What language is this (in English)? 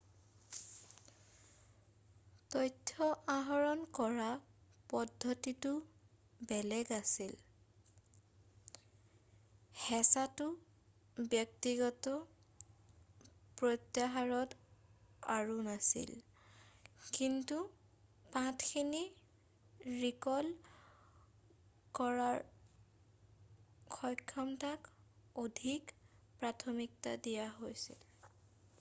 Assamese